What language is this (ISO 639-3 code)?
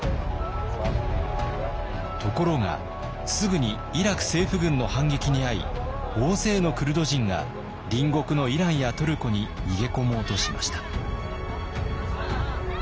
jpn